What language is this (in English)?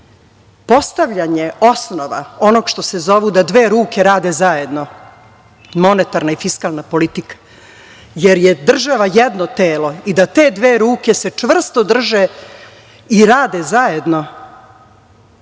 Serbian